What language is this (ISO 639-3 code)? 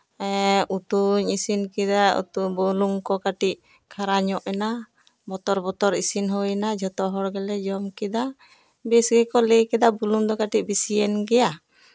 sat